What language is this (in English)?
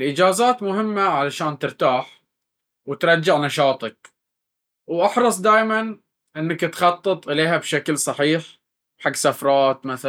Baharna Arabic